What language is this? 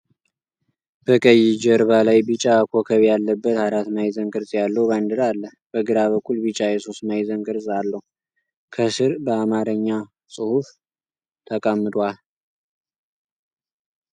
Amharic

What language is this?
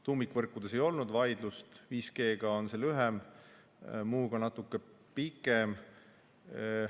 Estonian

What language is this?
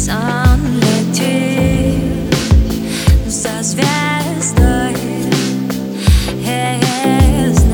Russian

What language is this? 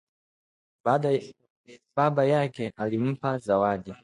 Swahili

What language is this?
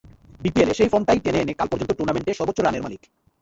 Bangla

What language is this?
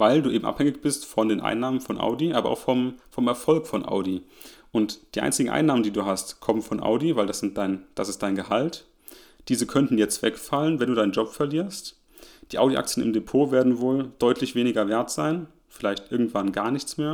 German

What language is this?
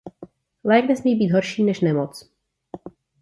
Czech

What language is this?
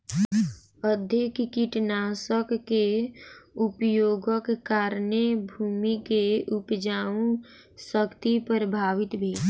Maithili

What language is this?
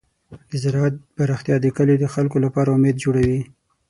Pashto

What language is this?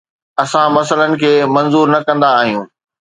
Sindhi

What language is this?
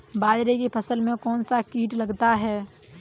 Hindi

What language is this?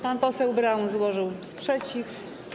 Polish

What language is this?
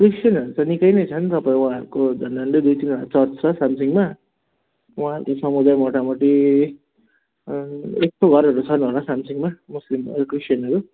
Nepali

